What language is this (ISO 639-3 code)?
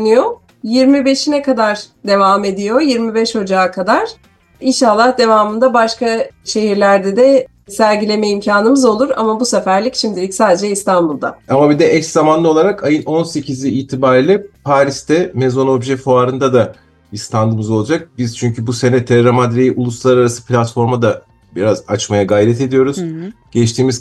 tur